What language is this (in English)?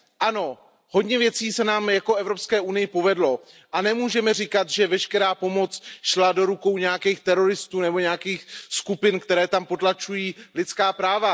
Czech